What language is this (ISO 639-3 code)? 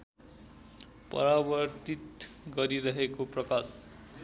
nep